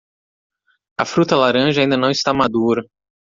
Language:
Portuguese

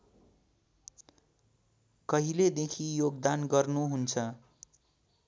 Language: Nepali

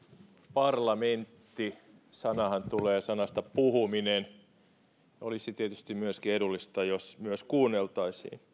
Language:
Finnish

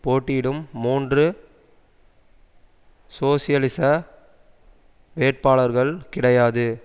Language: Tamil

